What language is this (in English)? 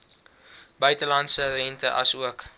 Afrikaans